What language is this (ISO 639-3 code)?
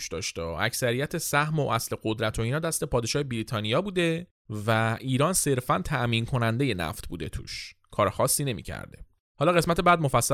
fas